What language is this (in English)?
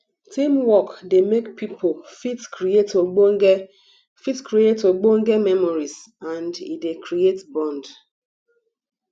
Nigerian Pidgin